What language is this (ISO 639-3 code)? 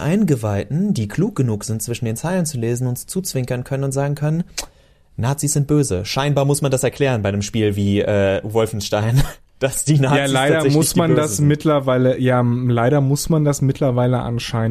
deu